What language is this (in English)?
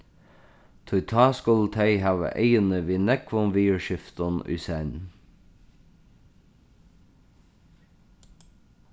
Faroese